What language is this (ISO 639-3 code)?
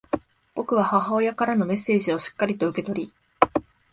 jpn